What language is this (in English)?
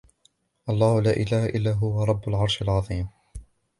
Arabic